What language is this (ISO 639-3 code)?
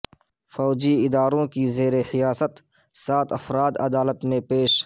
urd